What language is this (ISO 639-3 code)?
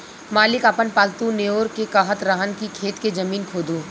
bho